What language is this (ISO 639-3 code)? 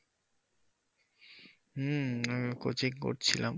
ben